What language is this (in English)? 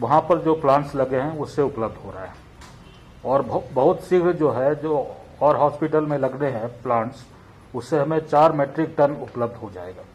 Hindi